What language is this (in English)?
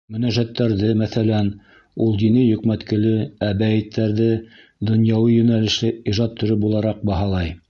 Bashkir